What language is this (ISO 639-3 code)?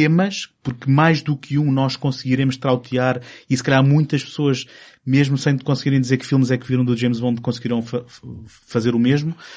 por